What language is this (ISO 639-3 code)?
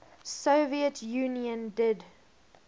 eng